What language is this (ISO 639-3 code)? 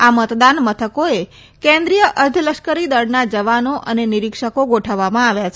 guj